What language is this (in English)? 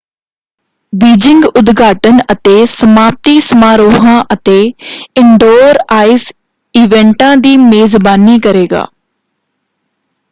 Punjabi